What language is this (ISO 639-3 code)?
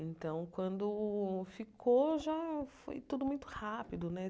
por